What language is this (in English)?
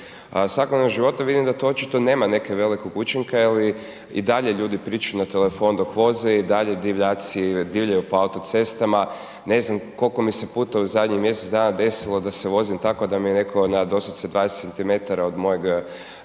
Croatian